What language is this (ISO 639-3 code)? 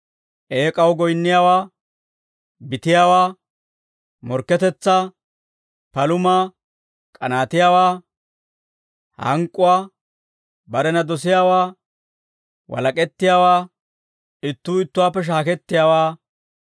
dwr